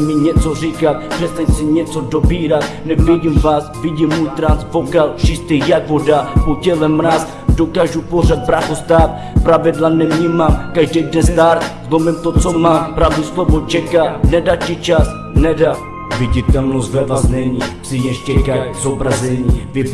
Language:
Czech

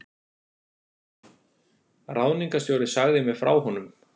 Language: Icelandic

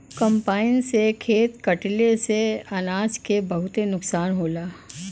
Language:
Bhojpuri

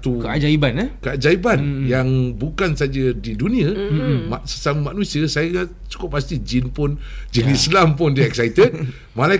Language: Malay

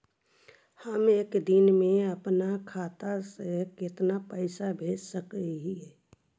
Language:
Magahi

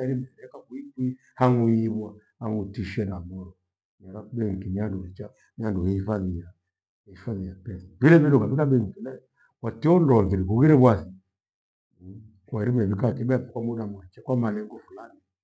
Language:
Gweno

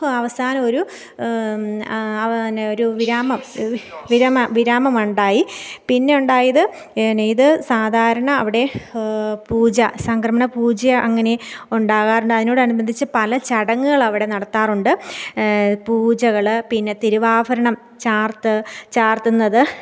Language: Malayalam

